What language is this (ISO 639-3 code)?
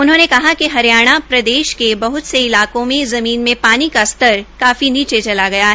hin